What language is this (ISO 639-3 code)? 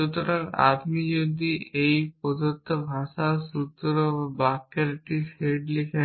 ben